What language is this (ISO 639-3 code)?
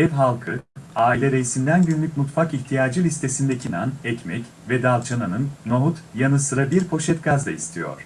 tur